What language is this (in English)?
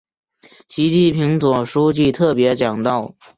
Chinese